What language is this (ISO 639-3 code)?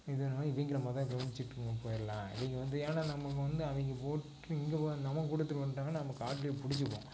tam